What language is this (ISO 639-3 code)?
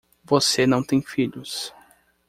por